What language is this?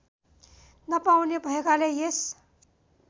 Nepali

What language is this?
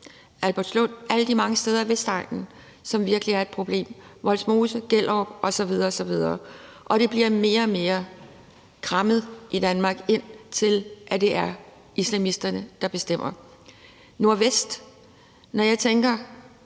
Danish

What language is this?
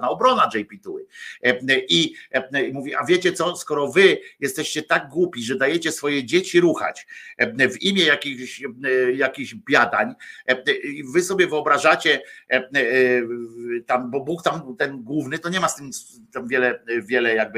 Polish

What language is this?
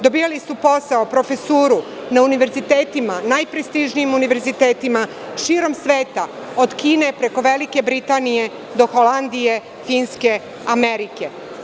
Serbian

